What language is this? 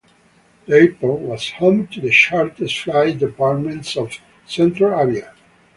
English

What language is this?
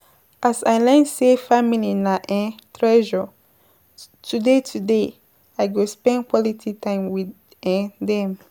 Nigerian Pidgin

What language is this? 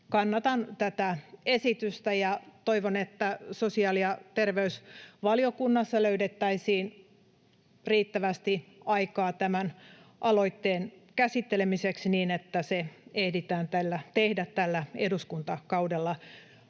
Finnish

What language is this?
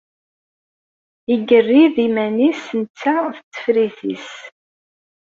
Kabyle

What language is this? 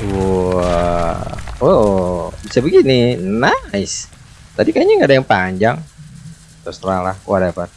Indonesian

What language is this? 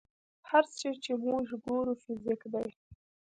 Pashto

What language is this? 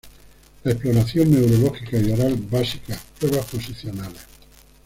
Spanish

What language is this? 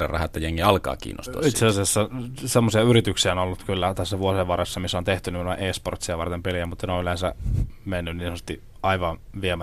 Finnish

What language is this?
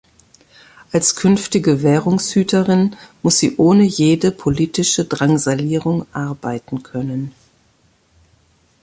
German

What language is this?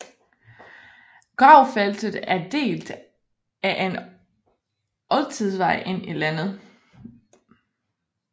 Danish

